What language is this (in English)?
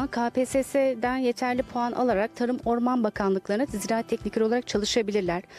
Turkish